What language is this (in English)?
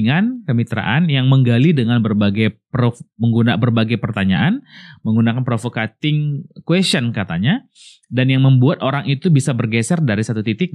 Indonesian